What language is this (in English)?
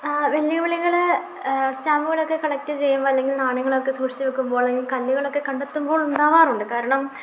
Malayalam